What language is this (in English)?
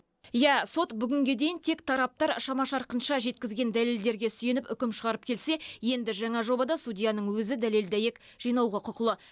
Kazakh